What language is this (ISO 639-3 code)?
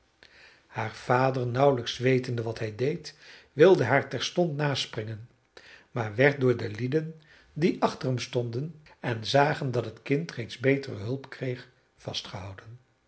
nld